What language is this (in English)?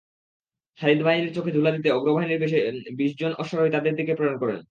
Bangla